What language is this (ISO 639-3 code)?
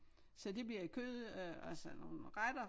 dan